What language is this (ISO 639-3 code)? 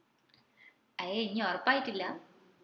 mal